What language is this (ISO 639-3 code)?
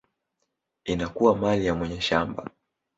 swa